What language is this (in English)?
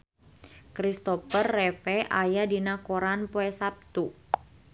Sundanese